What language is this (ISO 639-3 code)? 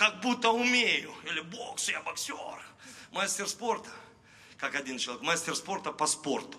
rus